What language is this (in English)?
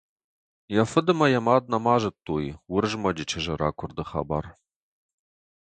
Ossetic